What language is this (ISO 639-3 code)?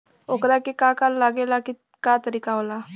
bho